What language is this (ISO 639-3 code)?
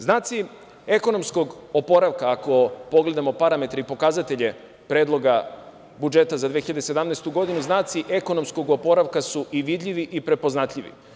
srp